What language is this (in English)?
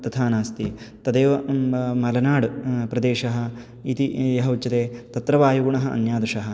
Sanskrit